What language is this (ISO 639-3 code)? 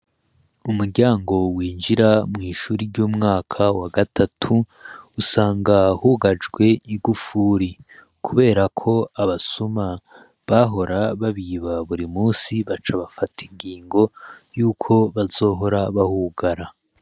run